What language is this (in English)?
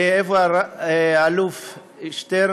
Hebrew